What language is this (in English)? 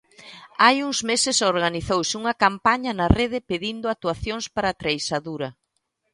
Galician